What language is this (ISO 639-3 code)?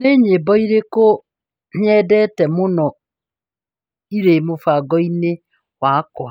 kik